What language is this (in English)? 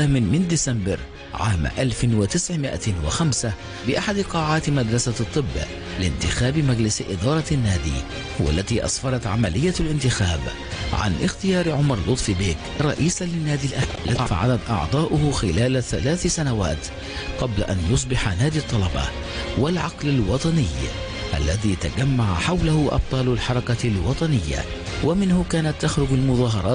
Arabic